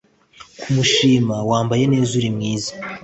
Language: Kinyarwanda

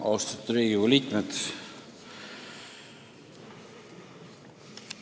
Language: Estonian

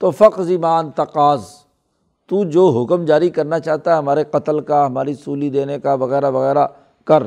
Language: Urdu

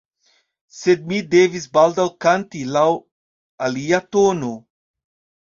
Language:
Esperanto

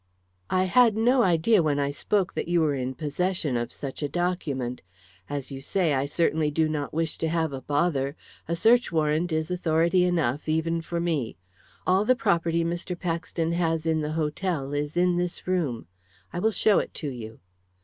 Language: English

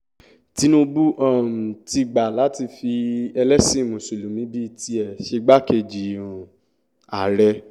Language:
Yoruba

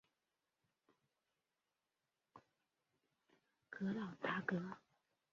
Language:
Chinese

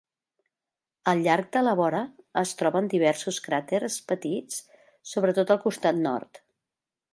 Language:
Catalan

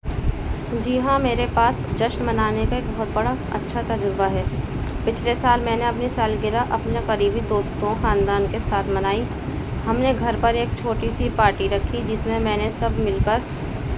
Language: Urdu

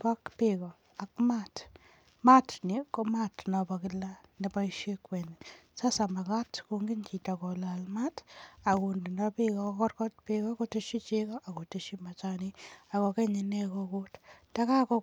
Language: Kalenjin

